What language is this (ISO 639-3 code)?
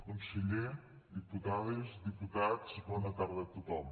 cat